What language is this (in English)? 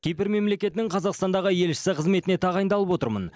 Kazakh